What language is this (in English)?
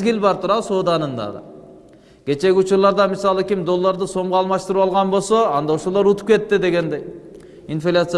Turkish